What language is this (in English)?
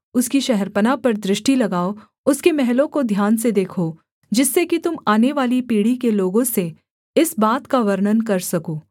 Hindi